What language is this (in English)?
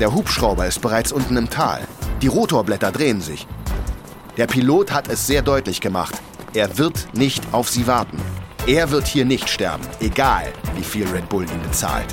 German